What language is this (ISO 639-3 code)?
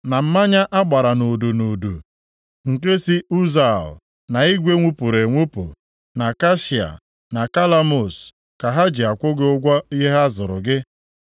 ibo